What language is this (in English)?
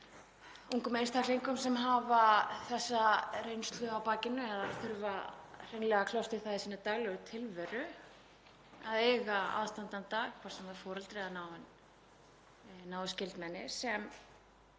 Icelandic